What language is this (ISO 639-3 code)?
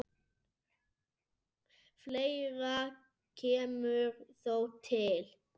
isl